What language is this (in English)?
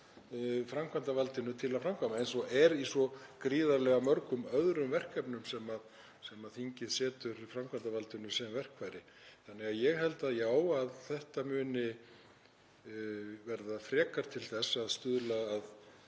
Icelandic